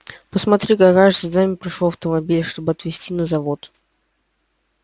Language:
Russian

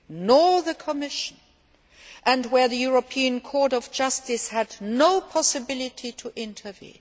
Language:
English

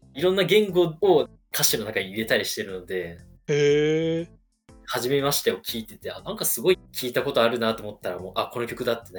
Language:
Japanese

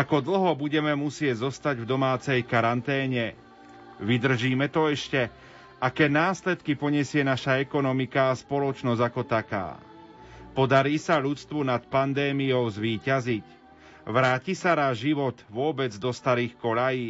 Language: Slovak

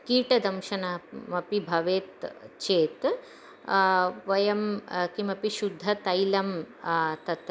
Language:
Sanskrit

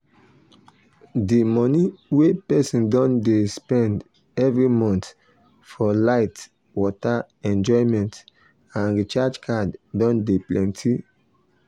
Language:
Nigerian Pidgin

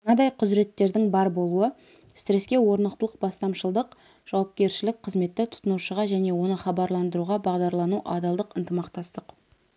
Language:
Kazakh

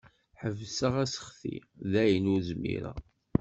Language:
Kabyle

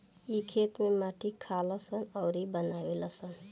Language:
Bhojpuri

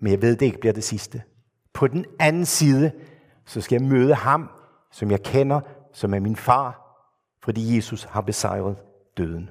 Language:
Danish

